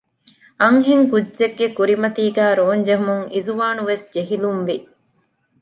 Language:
Divehi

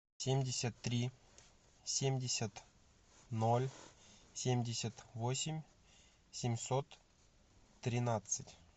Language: Russian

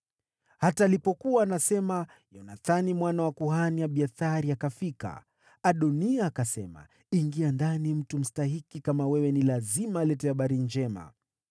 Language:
Swahili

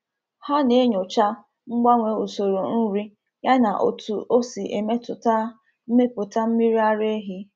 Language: Igbo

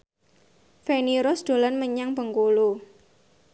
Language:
Javanese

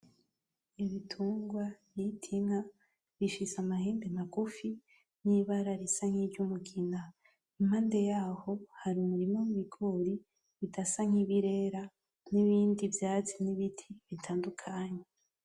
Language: Rundi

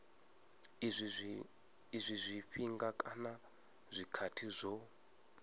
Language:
Venda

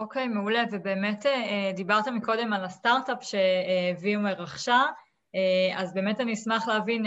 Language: Hebrew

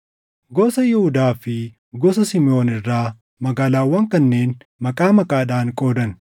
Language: Oromo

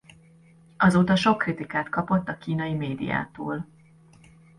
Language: Hungarian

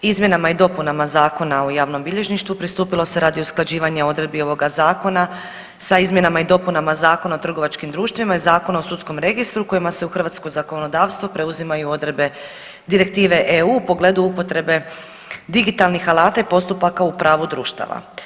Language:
Croatian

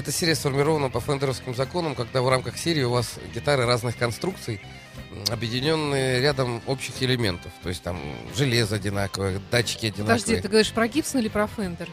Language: Russian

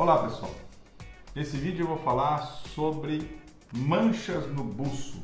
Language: Portuguese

